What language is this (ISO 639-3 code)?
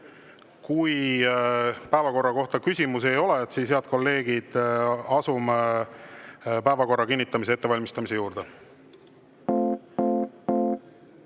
est